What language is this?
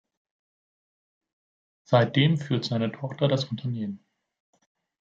German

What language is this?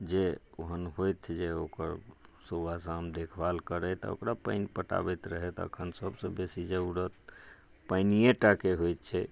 Maithili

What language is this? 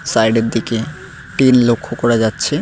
Bangla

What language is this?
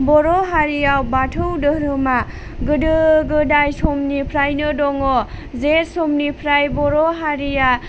Bodo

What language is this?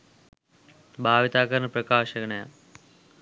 Sinhala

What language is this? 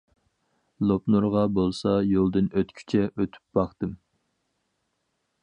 Uyghur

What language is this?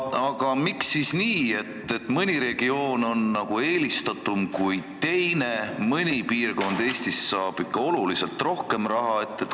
Estonian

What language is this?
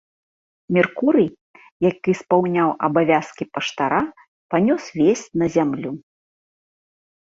Belarusian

